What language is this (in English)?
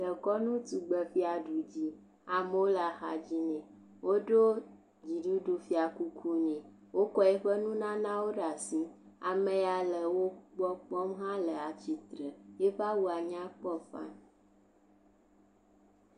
Ewe